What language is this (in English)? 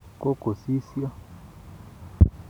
Kalenjin